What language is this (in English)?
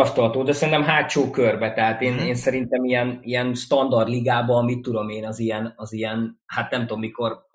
Hungarian